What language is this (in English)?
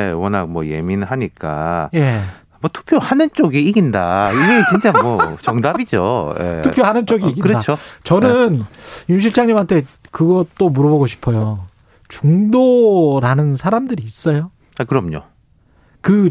Korean